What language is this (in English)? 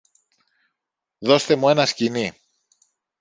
Greek